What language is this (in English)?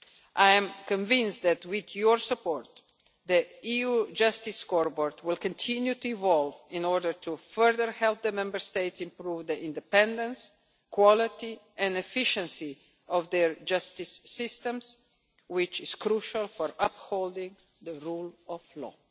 English